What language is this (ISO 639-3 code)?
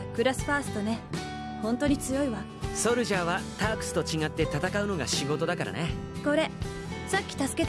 jpn